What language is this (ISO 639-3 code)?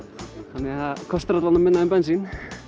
isl